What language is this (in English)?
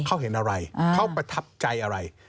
Thai